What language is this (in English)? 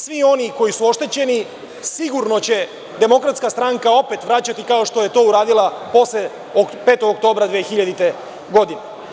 Serbian